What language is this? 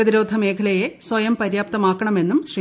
Malayalam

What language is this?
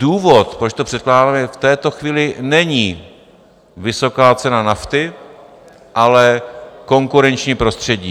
Czech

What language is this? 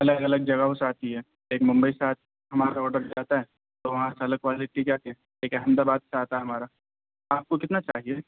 Urdu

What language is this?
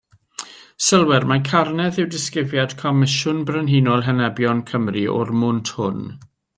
Welsh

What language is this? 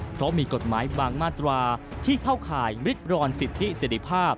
Thai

